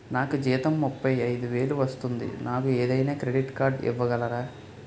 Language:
Telugu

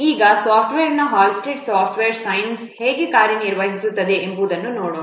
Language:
Kannada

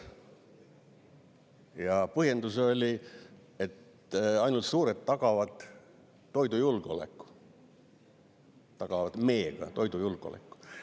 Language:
Estonian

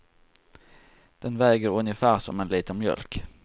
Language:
Swedish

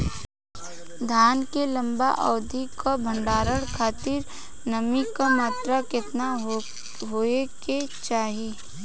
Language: Bhojpuri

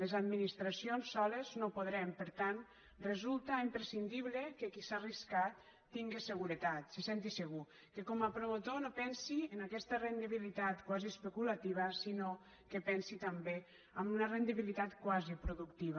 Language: Catalan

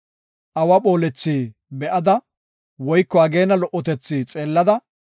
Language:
Gofa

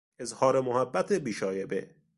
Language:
Persian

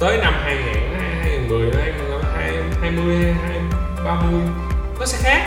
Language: Vietnamese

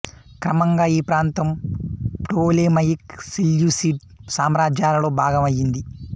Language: Telugu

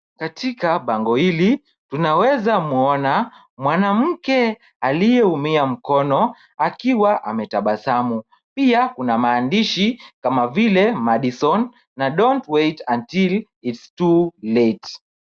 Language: Swahili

